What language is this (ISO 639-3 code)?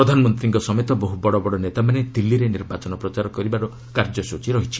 ori